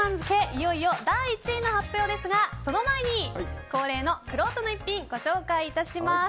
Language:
Japanese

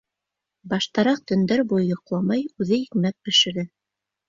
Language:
Bashkir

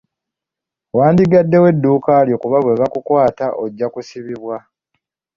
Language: Ganda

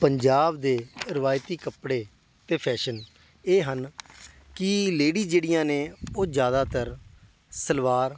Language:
Punjabi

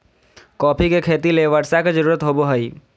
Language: Magahi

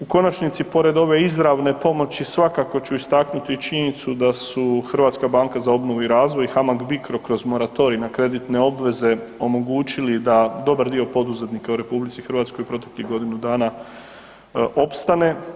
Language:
Croatian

